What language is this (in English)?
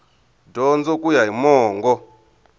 Tsonga